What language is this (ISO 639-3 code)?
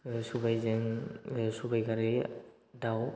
brx